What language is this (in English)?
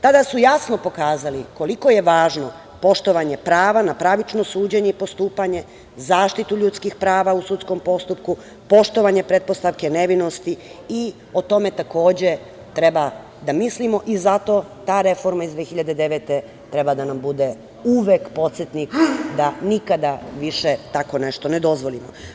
Serbian